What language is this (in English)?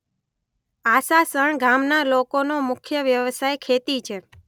Gujarati